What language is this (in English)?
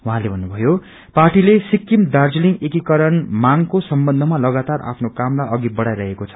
Nepali